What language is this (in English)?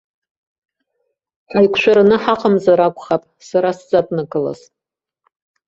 Abkhazian